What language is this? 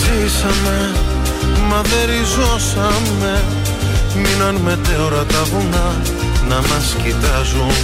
Greek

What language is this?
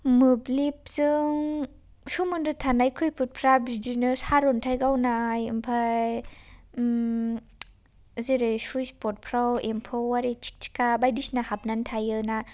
Bodo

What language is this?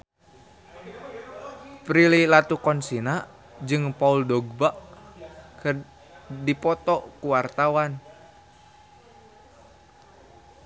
Sundanese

